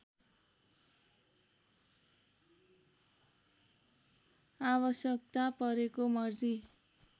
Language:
Nepali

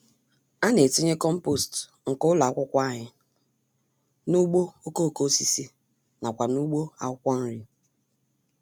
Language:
Igbo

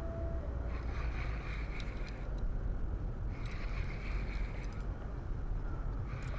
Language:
Indonesian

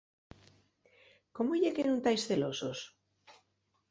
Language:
Asturian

